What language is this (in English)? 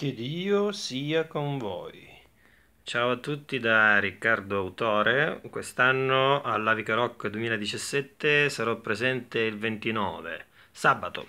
Italian